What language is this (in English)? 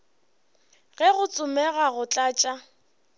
Northern Sotho